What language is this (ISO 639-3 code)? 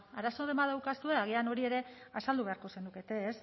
eus